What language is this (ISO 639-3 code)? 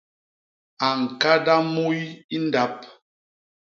bas